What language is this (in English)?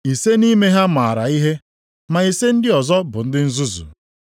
Igbo